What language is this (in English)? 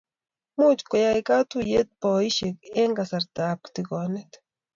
Kalenjin